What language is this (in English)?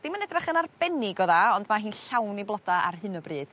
Welsh